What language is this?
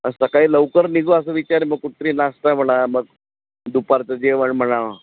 Marathi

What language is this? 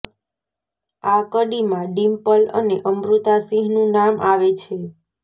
Gujarati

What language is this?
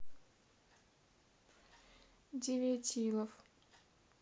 Russian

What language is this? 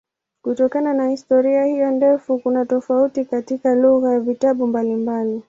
Swahili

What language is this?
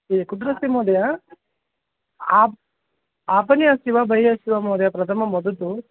Sanskrit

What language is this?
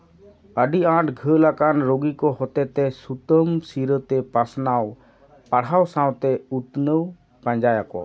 Santali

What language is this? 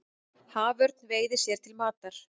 Icelandic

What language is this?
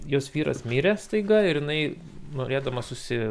Lithuanian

